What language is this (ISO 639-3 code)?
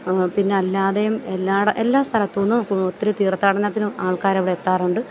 mal